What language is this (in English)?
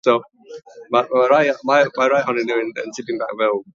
Welsh